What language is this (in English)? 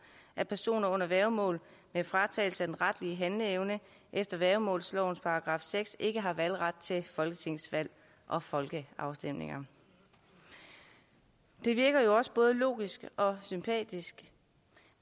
Danish